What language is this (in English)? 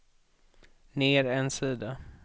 Swedish